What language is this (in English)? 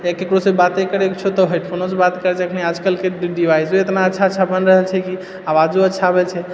Maithili